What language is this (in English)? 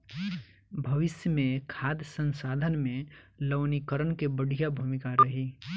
Bhojpuri